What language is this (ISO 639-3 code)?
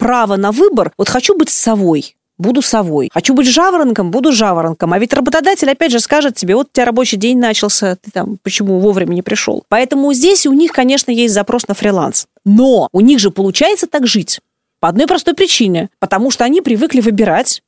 rus